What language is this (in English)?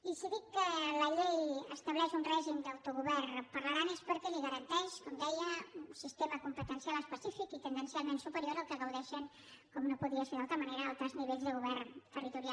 Catalan